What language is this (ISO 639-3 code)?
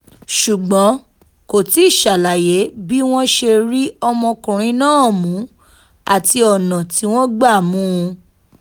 yor